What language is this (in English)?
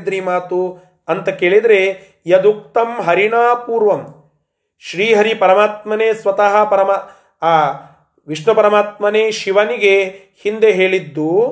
Kannada